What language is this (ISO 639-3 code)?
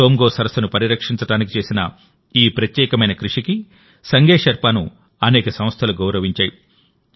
tel